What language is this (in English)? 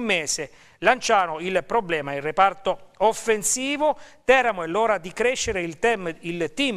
Italian